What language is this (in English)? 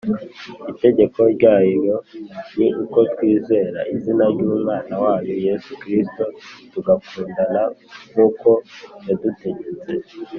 Kinyarwanda